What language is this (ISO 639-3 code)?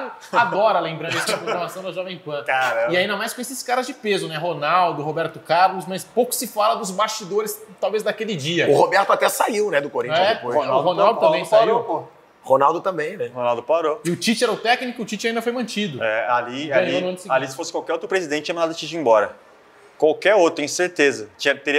por